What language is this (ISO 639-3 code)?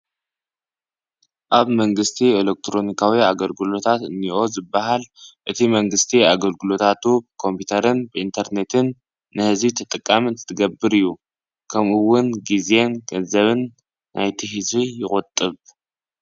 tir